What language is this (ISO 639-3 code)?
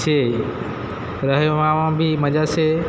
guj